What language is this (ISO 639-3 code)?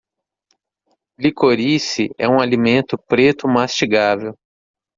por